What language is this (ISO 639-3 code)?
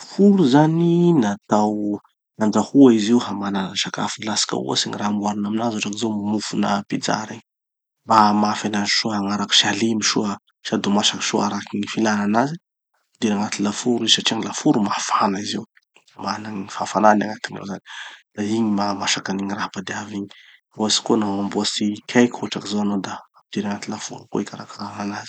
txy